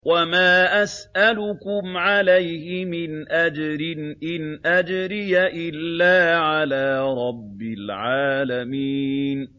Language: Arabic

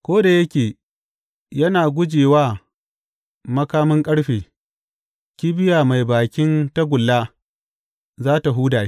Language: Hausa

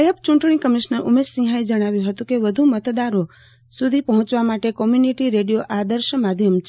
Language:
Gujarati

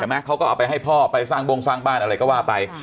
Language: Thai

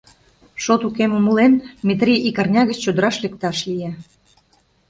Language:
Mari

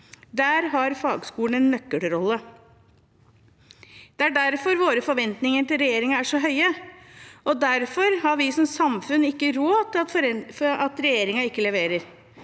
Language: Norwegian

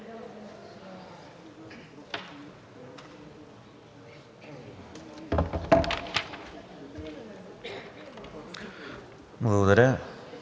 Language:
Bulgarian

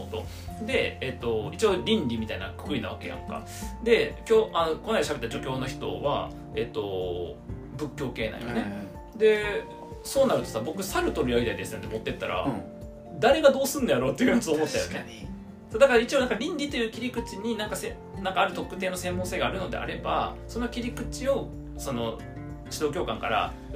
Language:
Japanese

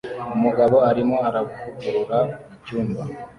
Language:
Kinyarwanda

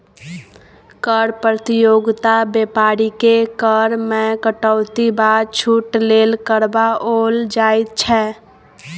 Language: Maithili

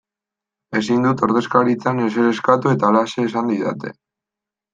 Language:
Basque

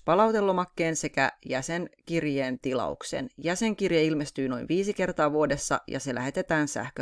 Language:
Finnish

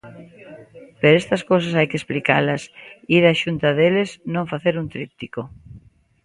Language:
Galician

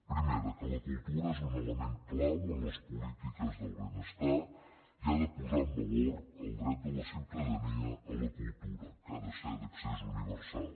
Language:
Catalan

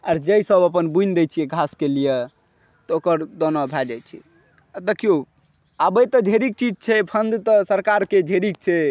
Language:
Maithili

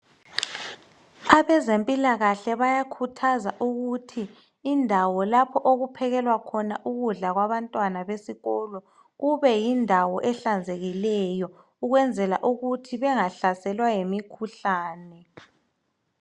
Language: North Ndebele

